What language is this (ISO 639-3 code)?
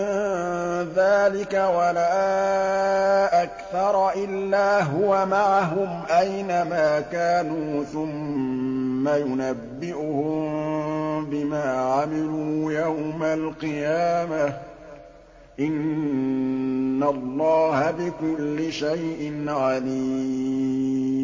ara